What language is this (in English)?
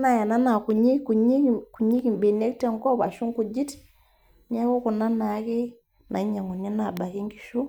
Masai